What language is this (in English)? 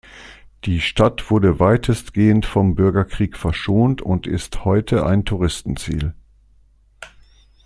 German